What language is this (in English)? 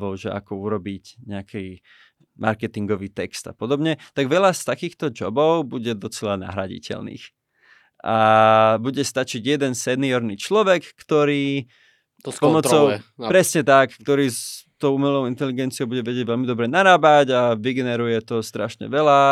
Slovak